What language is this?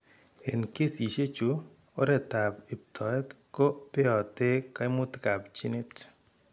Kalenjin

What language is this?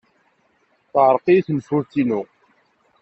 Kabyle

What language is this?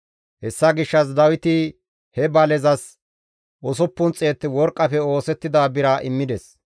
Gamo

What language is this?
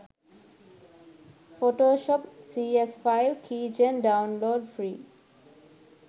Sinhala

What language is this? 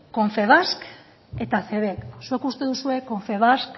Basque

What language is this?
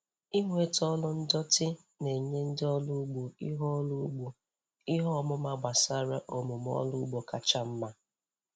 Igbo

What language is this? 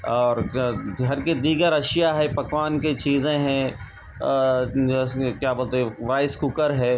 Urdu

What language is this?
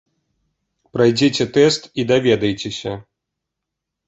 Belarusian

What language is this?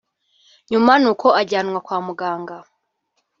Kinyarwanda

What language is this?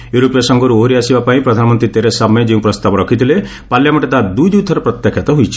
Odia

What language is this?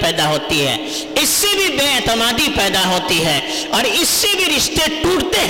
Urdu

